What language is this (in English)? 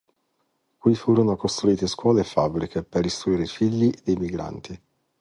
Italian